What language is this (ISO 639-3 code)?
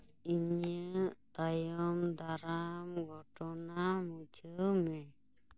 sat